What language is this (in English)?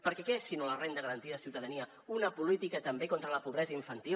Catalan